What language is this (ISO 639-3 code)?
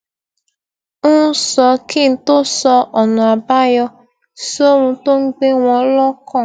yor